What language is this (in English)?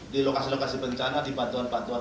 Indonesian